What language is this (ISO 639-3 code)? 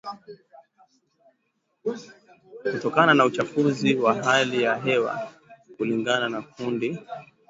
swa